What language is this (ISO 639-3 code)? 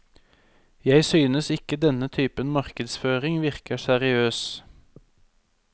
nor